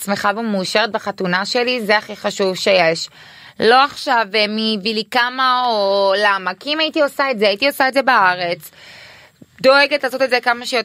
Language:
Hebrew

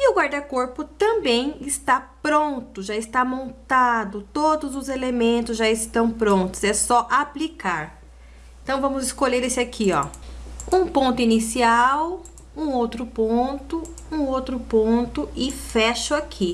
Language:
Portuguese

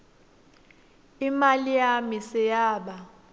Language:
Swati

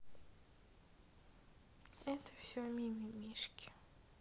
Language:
Russian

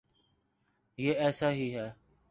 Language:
Urdu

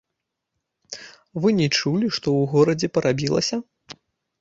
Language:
Belarusian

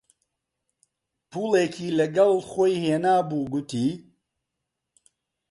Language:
Central Kurdish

